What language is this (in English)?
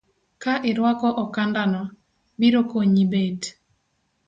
Luo (Kenya and Tanzania)